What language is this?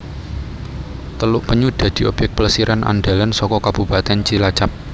Javanese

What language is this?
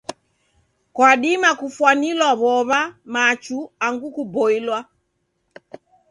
Taita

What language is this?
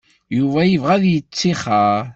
Kabyle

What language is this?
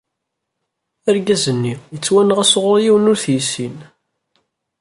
Kabyle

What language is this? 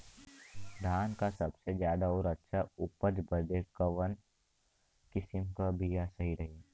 Bhojpuri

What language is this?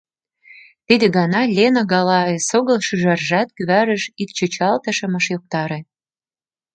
Mari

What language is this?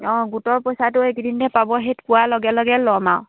Assamese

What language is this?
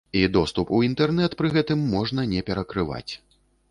Belarusian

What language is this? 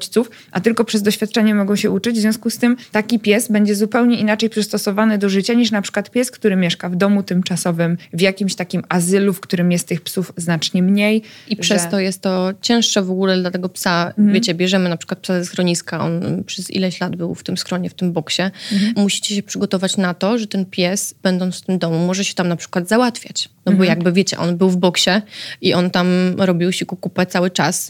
Polish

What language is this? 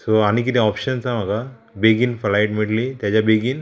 Konkani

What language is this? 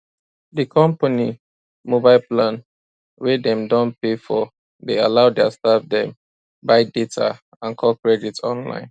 Nigerian Pidgin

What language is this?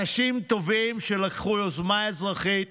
Hebrew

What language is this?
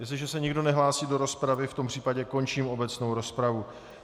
Czech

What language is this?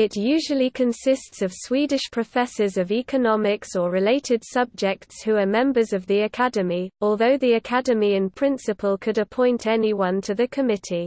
English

